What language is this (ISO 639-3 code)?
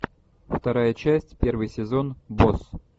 rus